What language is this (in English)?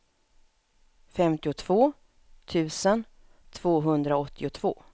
Swedish